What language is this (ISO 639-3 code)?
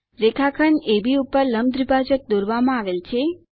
guj